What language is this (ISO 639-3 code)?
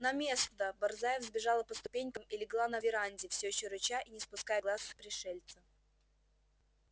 rus